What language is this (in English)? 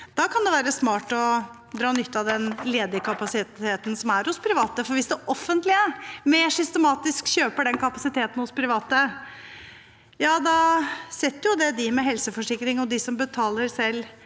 Norwegian